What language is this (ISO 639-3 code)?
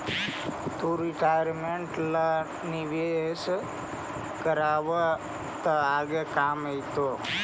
mag